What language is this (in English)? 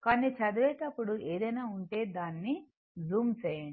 Telugu